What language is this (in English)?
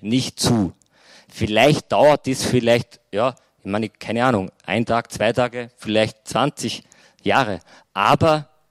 German